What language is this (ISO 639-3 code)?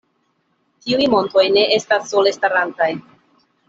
epo